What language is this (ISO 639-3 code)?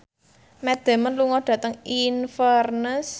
jav